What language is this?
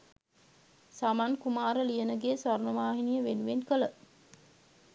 Sinhala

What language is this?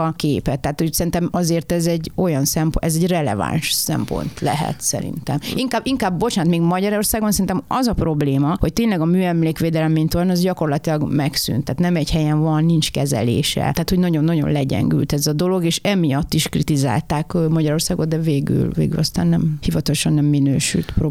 Hungarian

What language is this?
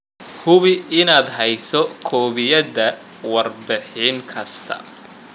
Somali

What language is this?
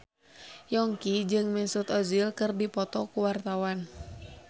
Sundanese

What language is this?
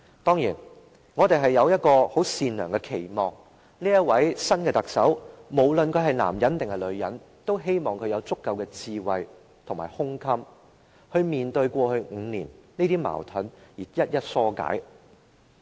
Cantonese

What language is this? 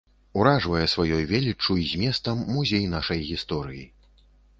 Belarusian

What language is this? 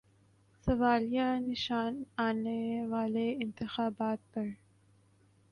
Urdu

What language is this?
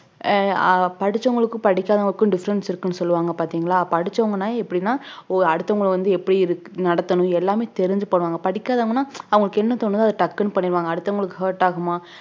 Tamil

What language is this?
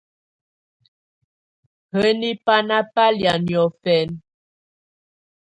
Tunen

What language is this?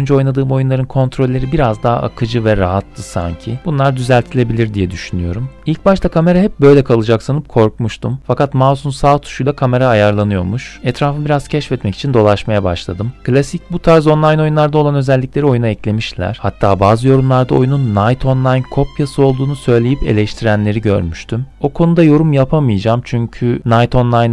Turkish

